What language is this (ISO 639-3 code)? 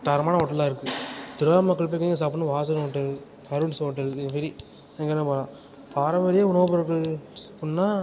tam